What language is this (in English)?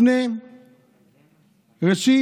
Hebrew